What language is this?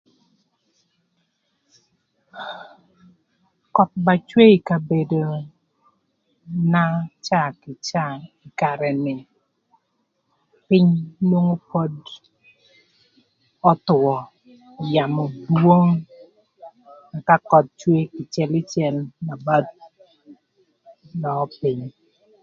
Thur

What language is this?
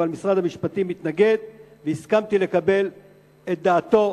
Hebrew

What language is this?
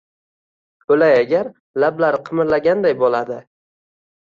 Uzbek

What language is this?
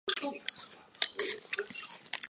Chinese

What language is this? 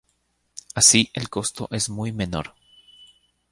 Spanish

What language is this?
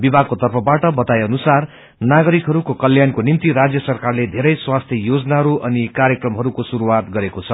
Nepali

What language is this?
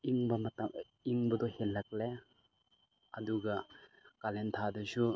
Manipuri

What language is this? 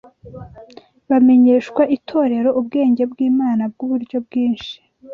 Kinyarwanda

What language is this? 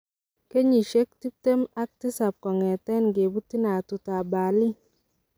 Kalenjin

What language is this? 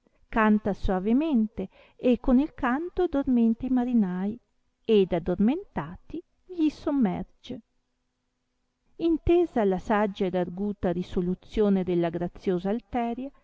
Italian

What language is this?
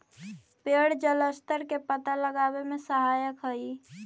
Magahi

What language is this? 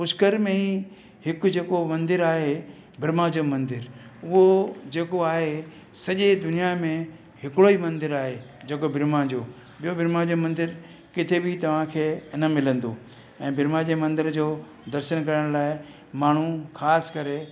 Sindhi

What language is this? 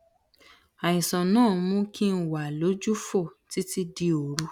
Yoruba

